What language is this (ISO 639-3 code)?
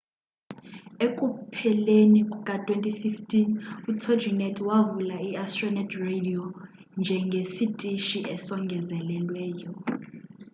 xho